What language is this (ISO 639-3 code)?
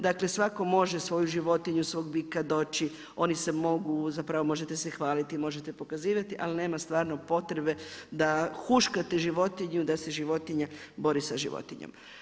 hrv